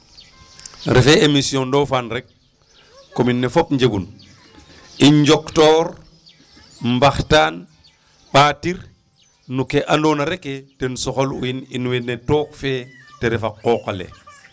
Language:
Serer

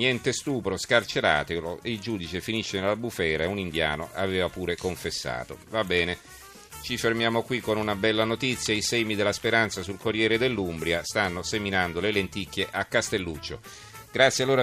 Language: Italian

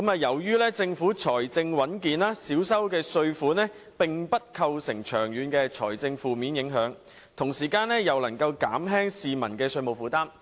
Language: Cantonese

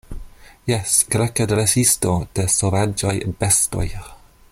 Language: Esperanto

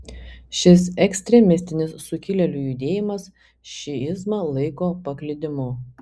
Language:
Lithuanian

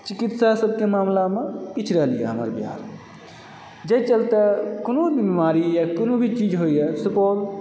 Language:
Maithili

